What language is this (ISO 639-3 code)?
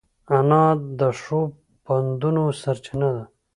pus